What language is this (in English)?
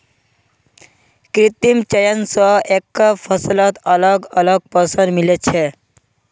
Magahi